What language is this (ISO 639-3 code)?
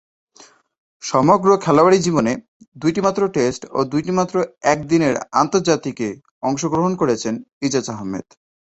ben